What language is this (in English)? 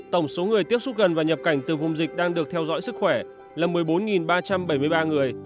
Vietnamese